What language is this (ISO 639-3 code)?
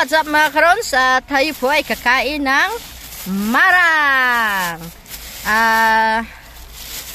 fil